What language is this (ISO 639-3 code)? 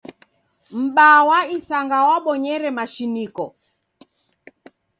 dav